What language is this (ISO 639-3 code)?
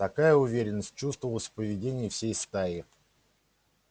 rus